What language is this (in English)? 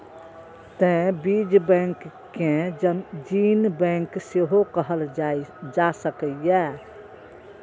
Maithili